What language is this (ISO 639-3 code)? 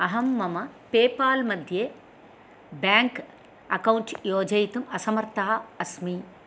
san